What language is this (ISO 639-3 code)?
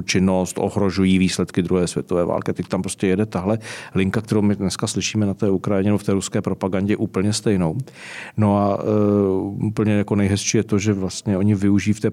ces